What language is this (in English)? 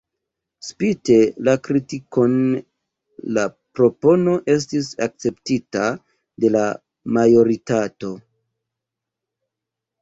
Esperanto